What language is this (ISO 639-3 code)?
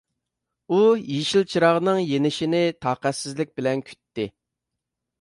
uig